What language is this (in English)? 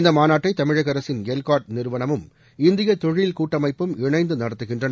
Tamil